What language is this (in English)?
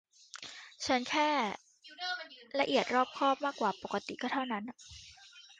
Thai